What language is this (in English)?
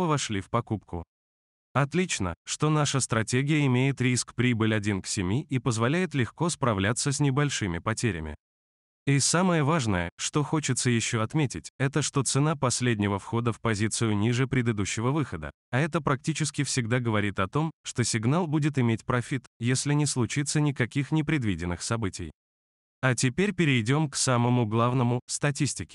Russian